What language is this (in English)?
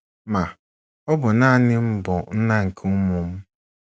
Igbo